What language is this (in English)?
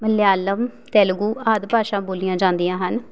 Punjabi